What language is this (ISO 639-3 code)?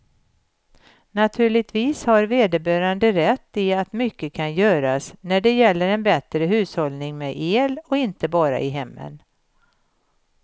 swe